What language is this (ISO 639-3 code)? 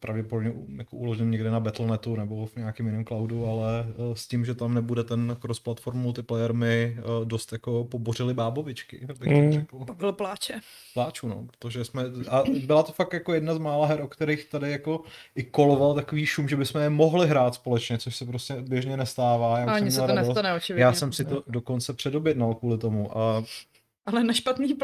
ces